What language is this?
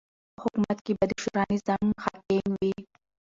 Pashto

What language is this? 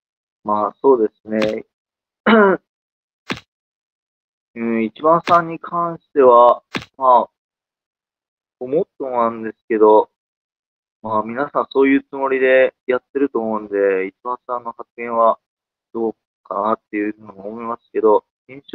Japanese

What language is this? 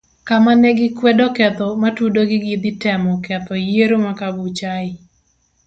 Luo (Kenya and Tanzania)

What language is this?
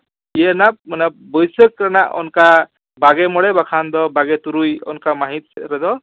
Santali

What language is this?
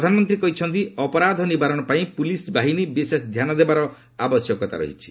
Odia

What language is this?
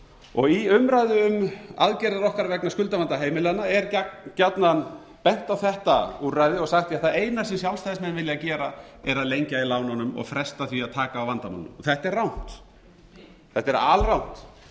Icelandic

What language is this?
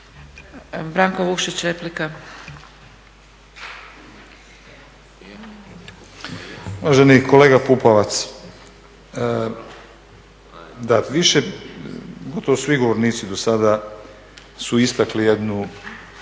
Croatian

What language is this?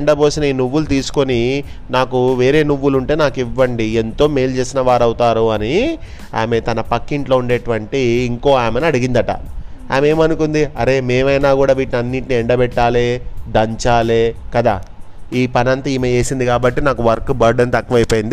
Telugu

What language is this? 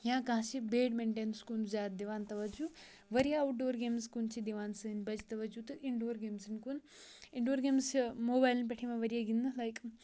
Kashmiri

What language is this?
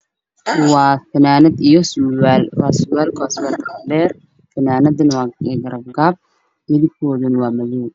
Somali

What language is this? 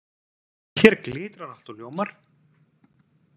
Icelandic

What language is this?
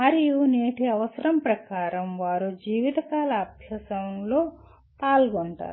Telugu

